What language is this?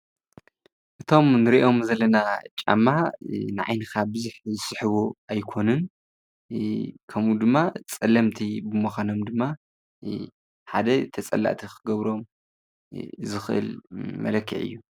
Tigrinya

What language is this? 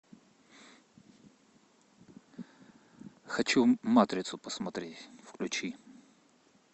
Russian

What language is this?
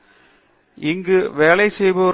Tamil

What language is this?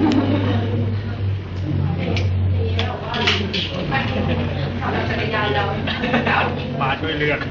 Thai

